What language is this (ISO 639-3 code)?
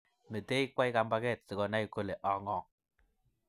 kln